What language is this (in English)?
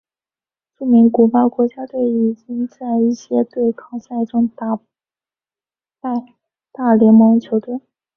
Chinese